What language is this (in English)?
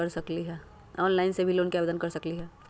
Magahi